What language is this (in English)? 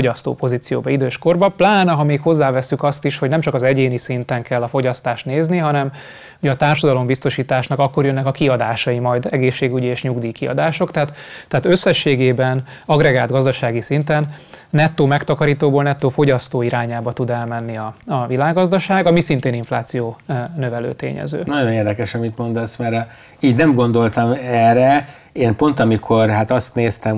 Hungarian